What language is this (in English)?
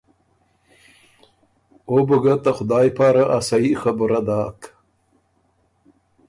Ormuri